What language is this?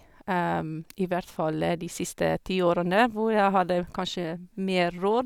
Norwegian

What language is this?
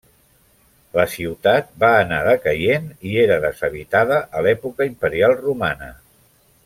Catalan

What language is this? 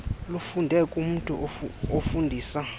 Xhosa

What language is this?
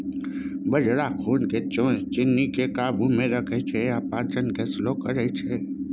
Maithili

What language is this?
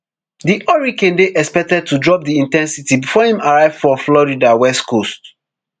Nigerian Pidgin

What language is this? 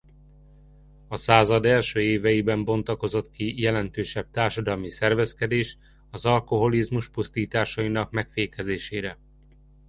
Hungarian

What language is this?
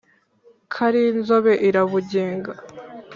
Kinyarwanda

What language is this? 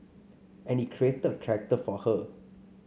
English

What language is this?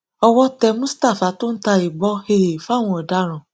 Yoruba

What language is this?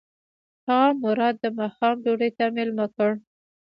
Pashto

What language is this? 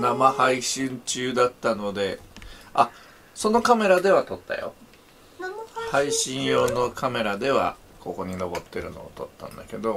Japanese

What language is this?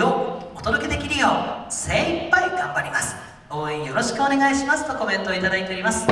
Japanese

